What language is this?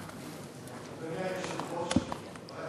Hebrew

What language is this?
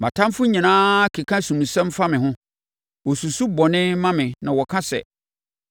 Akan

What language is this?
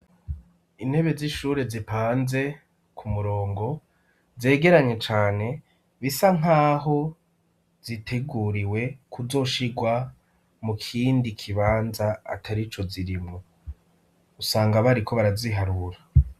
Rundi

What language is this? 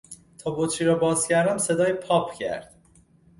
Persian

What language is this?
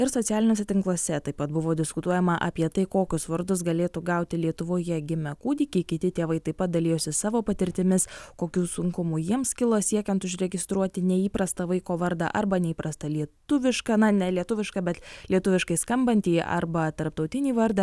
Lithuanian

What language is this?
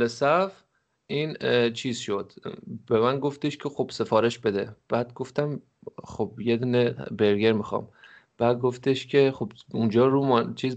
Persian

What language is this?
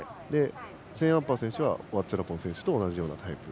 Japanese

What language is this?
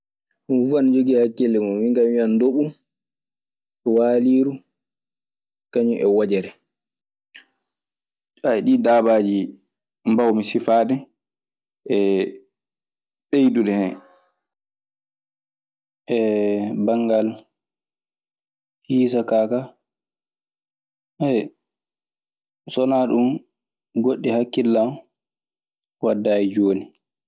Maasina Fulfulde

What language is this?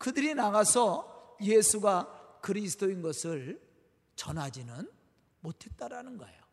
Korean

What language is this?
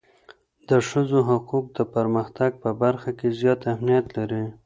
Pashto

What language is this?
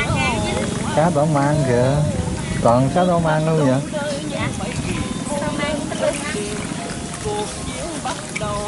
Vietnamese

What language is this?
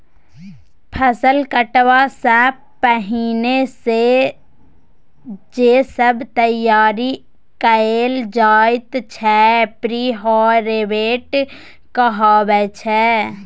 Maithili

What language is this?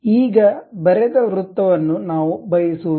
Kannada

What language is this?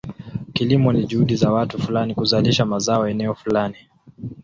Swahili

